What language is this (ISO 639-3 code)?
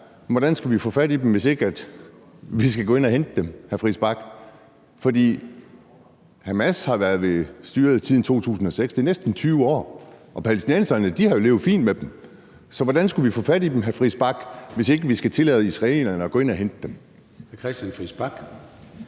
dan